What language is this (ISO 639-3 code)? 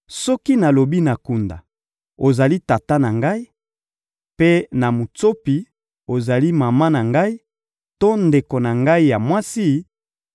lin